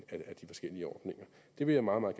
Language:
Danish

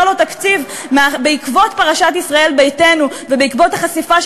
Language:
Hebrew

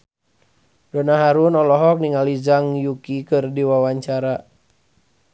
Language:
Sundanese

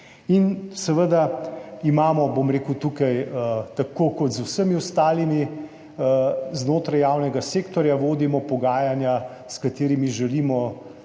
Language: Slovenian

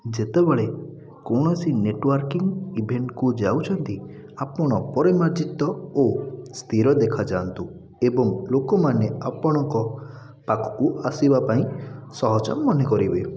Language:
Odia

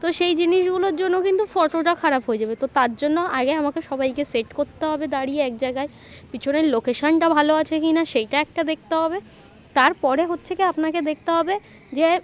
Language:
Bangla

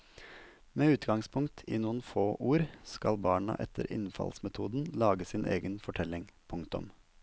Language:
Norwegian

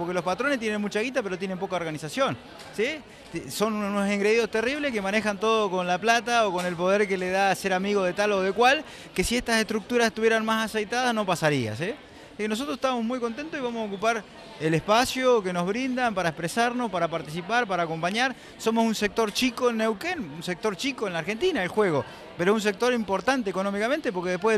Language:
Spanish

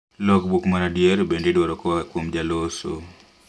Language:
Luo (Kenya and Tanzania)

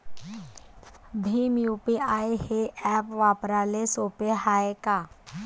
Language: Marathi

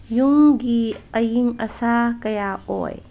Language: Manipuri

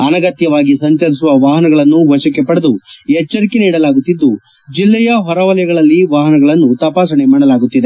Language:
Kannada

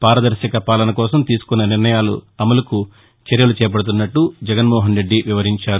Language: Telugu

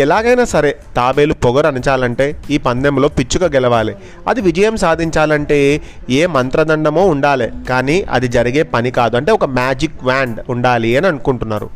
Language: Telugu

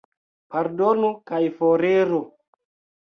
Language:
Esperanto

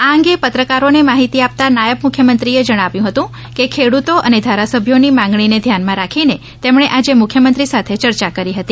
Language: Gujarati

